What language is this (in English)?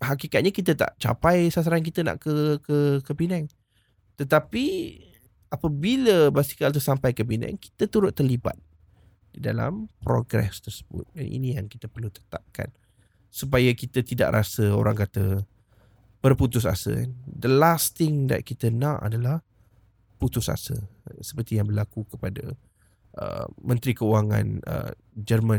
Malay